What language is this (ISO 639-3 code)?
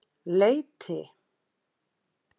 isl